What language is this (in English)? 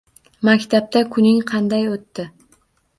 Uzbek